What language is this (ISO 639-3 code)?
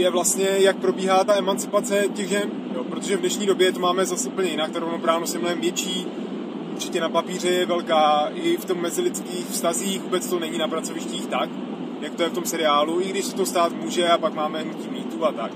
ces